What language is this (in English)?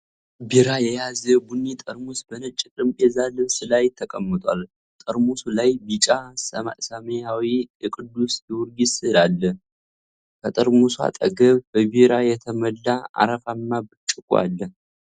Amharic